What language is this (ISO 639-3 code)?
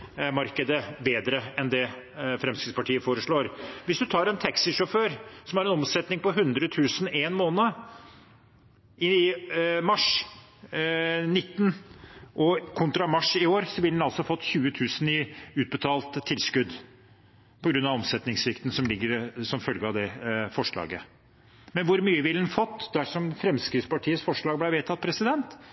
nob